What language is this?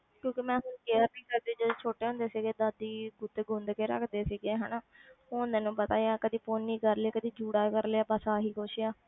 Punjabi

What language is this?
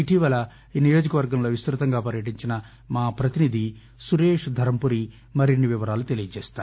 Telugu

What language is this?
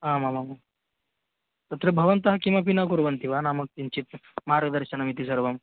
Sanskrit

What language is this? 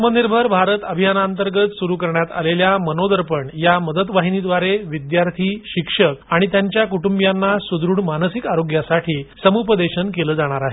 Marathi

